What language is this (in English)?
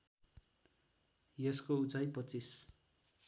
Nepali